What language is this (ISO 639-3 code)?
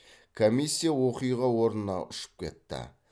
kaz